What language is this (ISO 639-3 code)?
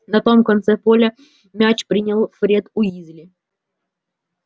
rus